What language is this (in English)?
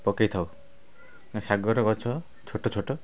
Odia